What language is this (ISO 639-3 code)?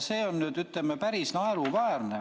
est